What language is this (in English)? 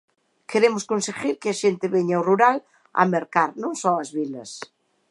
Galician